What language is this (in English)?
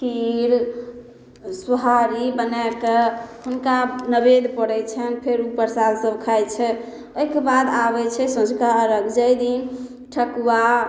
Maithili